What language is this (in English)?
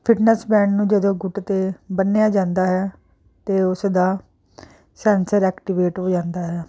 Punjabi